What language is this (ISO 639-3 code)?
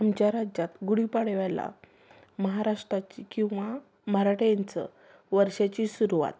mar